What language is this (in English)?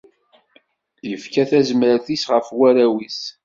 Kabyle